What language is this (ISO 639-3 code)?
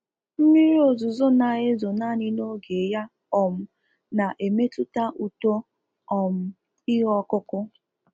ibo